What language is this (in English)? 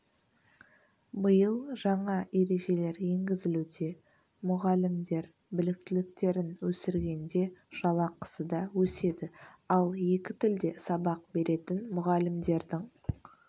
Kazakh